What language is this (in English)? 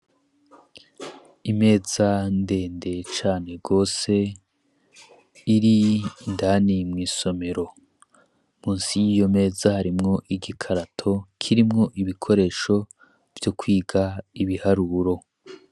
Rundi